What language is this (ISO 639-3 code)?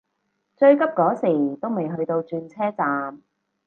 yue